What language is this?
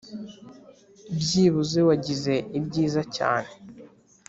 Kinyarwanda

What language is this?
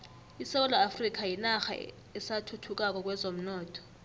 South Ndebele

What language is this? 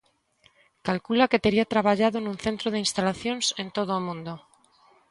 Galician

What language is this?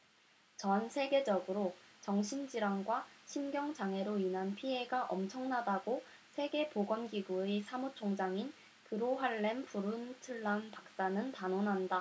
Korean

